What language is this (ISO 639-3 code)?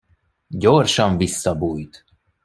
hun